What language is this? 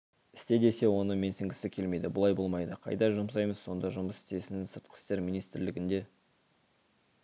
Kazakh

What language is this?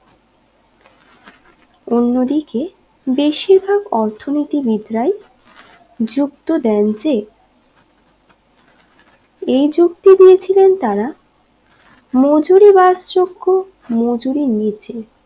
Bangla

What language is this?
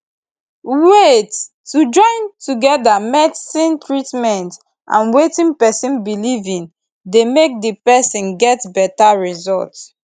Nigerian Pidgin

